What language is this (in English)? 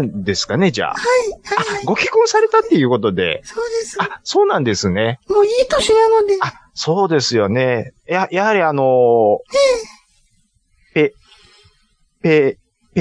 Japanese